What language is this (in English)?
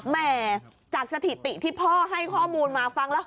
Thai